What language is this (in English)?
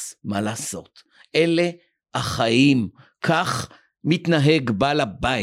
Hebrew